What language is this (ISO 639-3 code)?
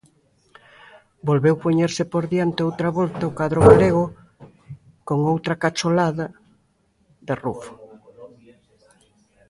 glg